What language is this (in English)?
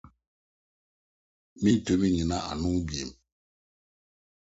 Akan